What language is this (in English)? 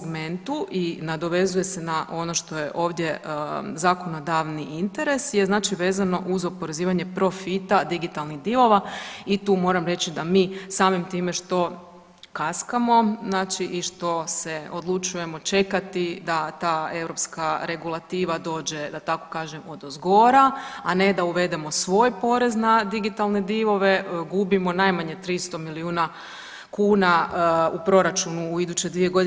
Croatian